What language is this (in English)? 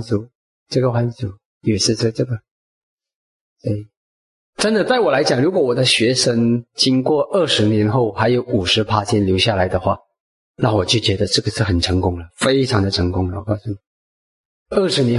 Chinese